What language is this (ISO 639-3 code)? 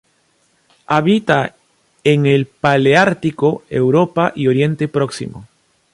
spa